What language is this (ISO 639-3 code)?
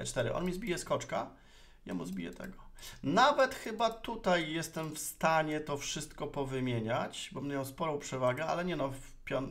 pol